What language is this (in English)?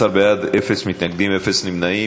Hebrew